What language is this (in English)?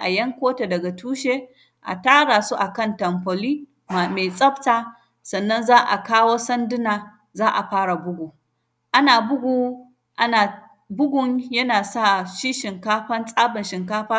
Hausa